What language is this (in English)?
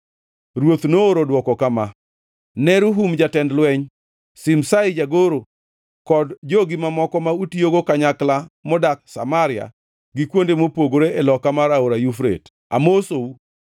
Luo (Kenya and Tanzania)